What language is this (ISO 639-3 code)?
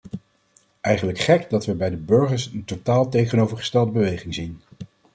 nld